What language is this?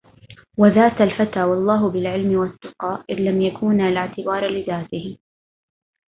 Arabic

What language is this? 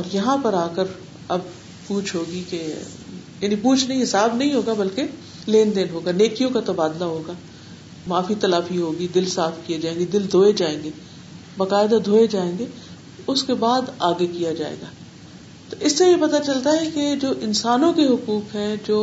Urdu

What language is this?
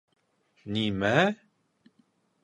Bashkir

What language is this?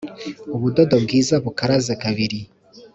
Kinyarwanda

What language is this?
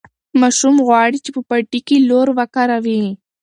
Pashto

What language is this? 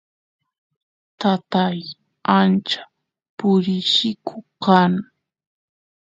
Santiago del Estero Quichua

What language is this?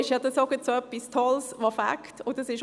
Swiss German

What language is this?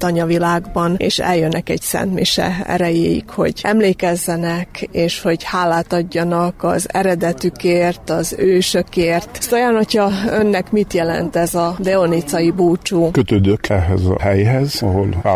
Hungarian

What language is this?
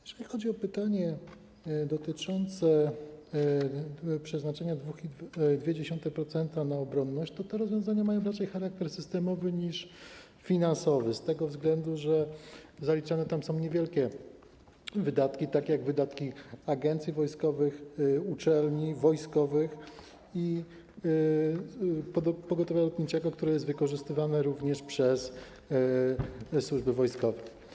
Polish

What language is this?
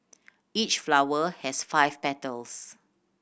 English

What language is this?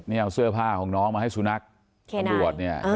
Thai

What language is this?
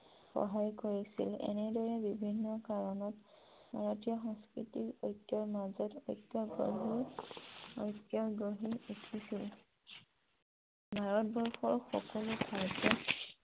Assamese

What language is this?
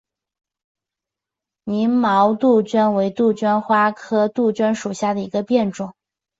Chinese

